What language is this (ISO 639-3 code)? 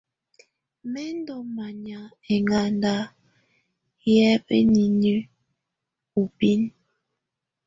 tvu